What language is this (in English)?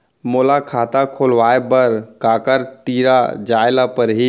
Chhattisgarhi